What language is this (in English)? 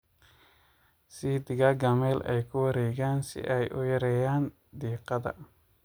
Somali